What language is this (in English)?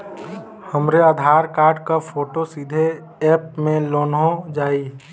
Bhojpuri